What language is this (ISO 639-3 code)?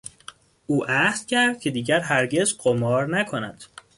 fas